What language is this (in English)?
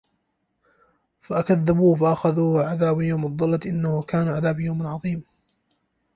Arabic